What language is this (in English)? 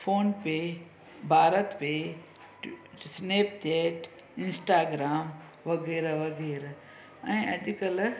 Sindhi